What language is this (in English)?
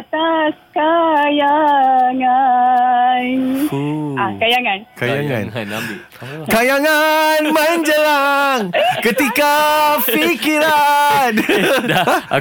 Malay